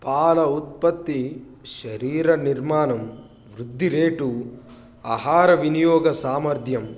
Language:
Telugu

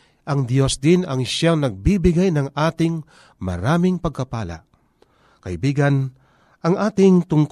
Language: Filipino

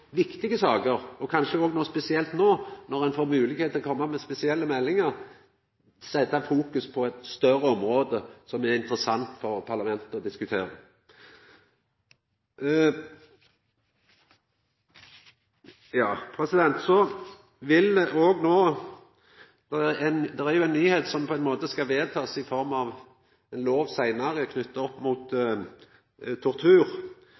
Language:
Norwegian Nynorsk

